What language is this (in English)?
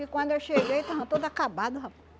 Portuguese